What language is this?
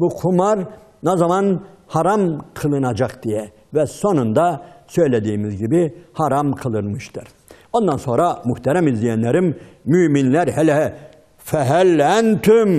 Turkish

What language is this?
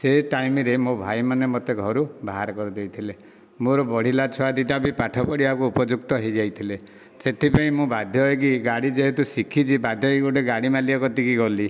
Odia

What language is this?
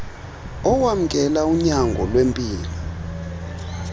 Xhosa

